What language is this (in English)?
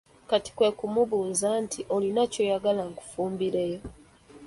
Ganda